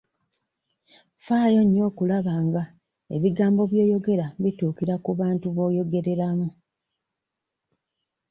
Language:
Ganda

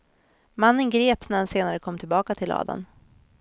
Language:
Swedish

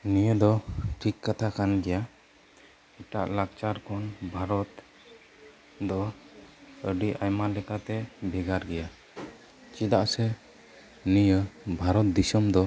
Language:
Santali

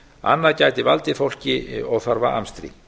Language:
Icelandic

